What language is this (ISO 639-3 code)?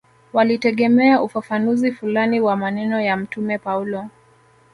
swa